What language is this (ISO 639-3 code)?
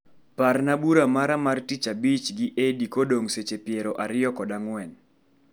luo